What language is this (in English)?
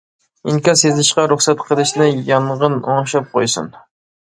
Uyghur